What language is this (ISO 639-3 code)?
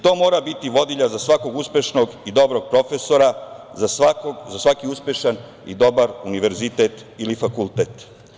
srp